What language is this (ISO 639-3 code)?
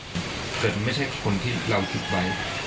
tha